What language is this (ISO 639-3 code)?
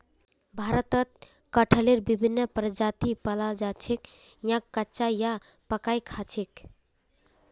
mag